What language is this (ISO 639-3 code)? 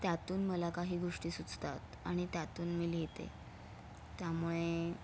mar